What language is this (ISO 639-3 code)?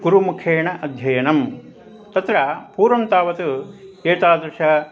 san